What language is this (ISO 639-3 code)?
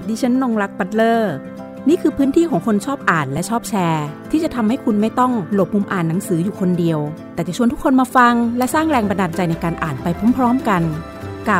tha